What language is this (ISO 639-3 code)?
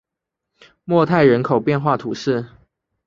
zho